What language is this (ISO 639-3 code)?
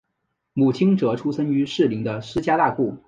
zho